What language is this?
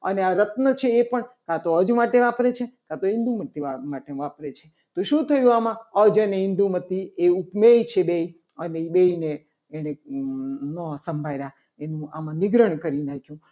Gujarati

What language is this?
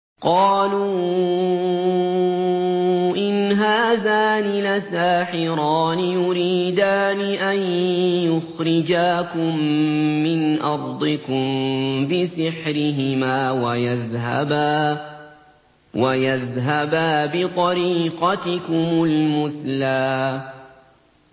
Arabic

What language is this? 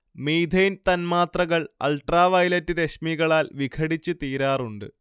Malayalam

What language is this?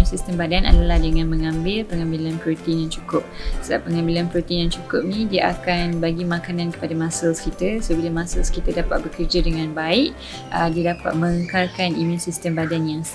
Malay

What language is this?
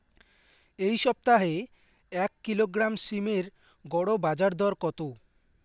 Bangla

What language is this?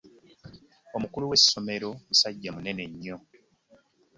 Ganda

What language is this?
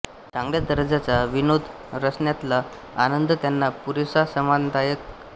Marathi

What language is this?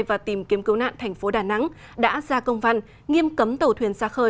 Vietnamese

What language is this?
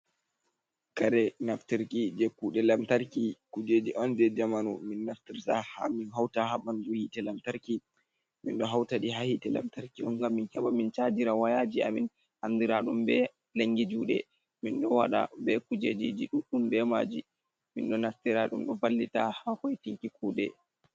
Fula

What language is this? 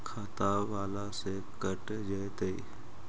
Magahi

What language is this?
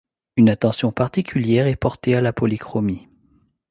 French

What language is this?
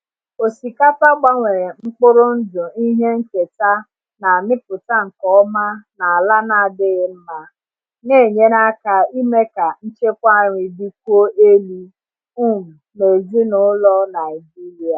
Igbo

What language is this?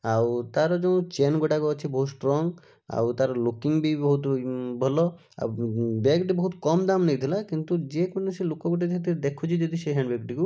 Odia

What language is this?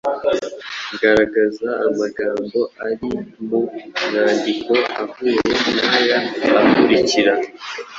Kinyarwanda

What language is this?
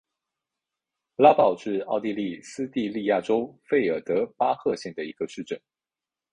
Chinese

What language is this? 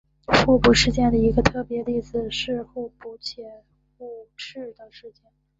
Chinese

